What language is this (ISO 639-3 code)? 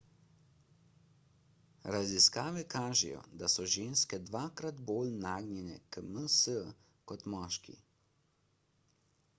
slv